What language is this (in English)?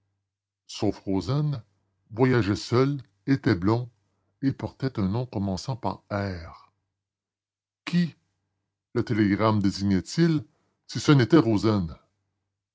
French